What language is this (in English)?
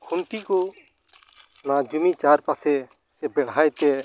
Santali